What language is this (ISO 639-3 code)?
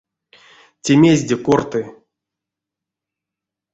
myv